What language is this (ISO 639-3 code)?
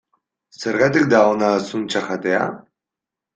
eus